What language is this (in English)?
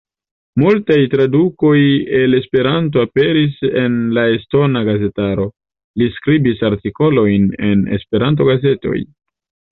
Esperanto